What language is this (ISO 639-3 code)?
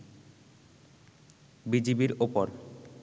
ben